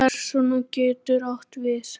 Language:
Icelandic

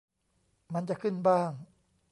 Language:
Thai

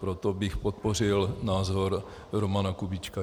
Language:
Czech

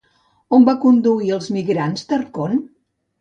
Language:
Catalan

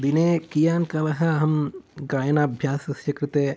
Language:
Sanskrit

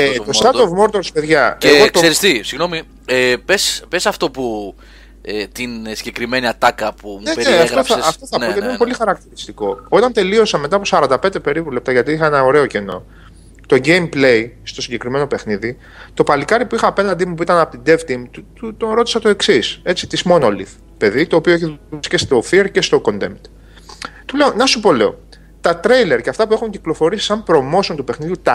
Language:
Greek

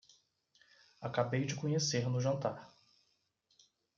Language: Portuguese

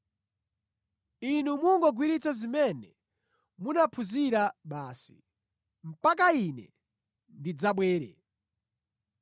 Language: Nyanja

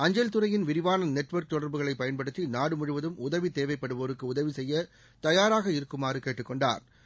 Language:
Tamil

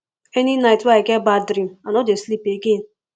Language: Nigerian Pidgin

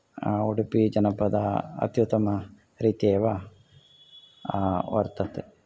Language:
Sanskrit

